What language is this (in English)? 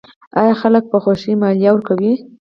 Pashto